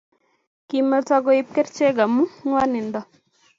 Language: Kalenjin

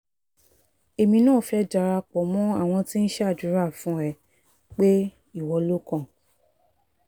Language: Yoruba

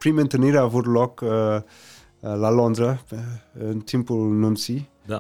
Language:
Romanian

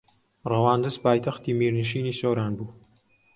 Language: Central Kurdish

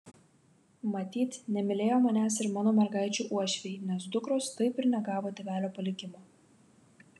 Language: Lithuanian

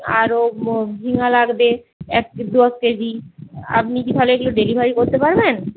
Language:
Bangla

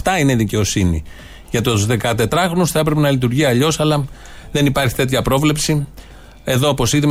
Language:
Greek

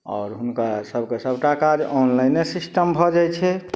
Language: Maithili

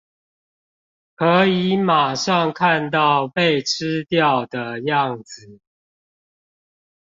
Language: Chinese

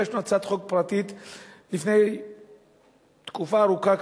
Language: Hebrew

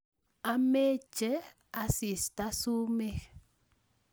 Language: Kalenjin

